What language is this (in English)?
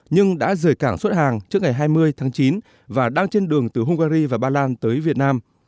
Vietnamese